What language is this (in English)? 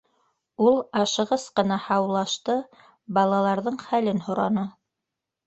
Bashkir